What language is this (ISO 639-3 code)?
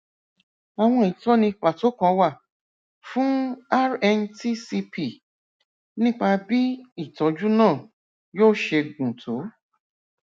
yor